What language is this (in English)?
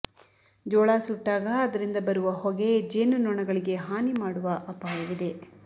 Kannada